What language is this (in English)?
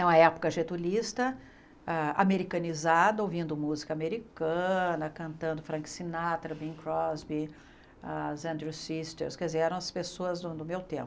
Portuguese